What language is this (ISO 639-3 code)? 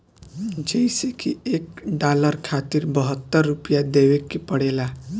bho